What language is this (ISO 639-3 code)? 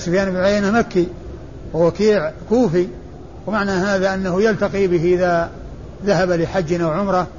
ara